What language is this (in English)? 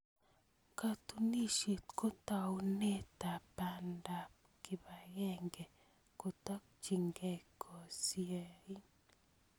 Kalenjin